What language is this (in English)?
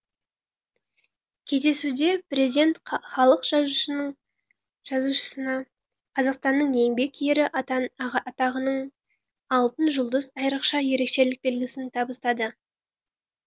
Kazakh